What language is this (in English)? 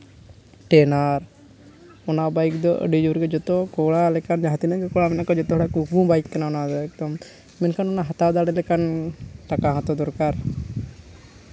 Santali